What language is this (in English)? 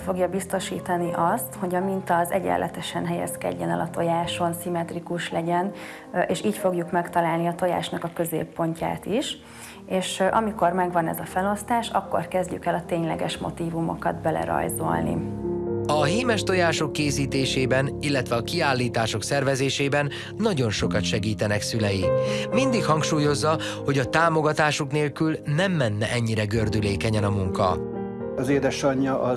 Hungarian